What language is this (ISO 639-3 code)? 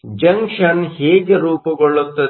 kan